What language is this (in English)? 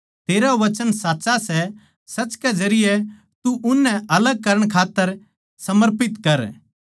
Haryanvi